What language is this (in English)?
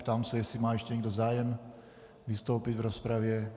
Czech